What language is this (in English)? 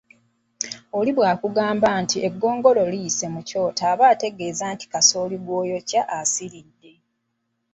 Ganda